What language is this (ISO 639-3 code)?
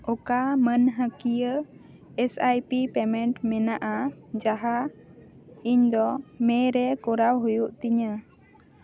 sat